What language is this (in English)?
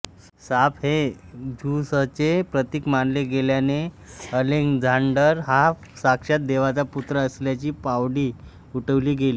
Marathi